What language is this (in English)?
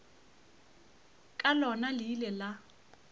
Northern Sotho